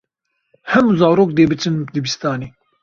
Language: Kurdish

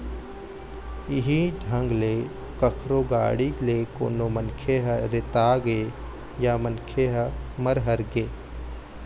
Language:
Chhattisgarhi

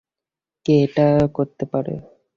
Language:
Bangla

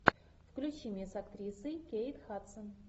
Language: Russian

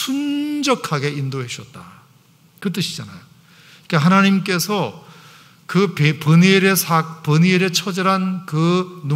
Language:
Korean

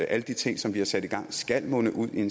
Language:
Danish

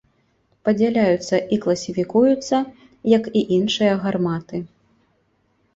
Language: Belarusian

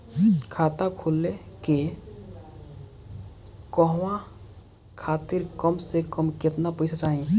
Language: Bhojpuri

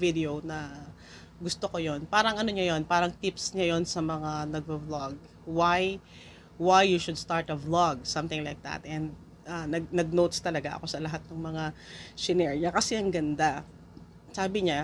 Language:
Filipino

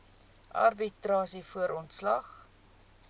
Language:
Afrikaans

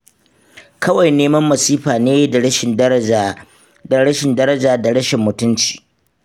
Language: Hausa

